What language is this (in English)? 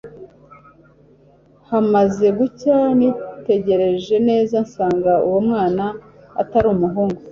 Kinyarwanda